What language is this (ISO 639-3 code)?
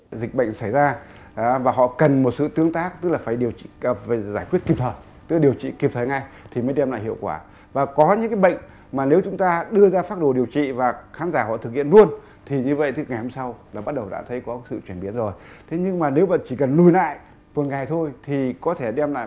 vie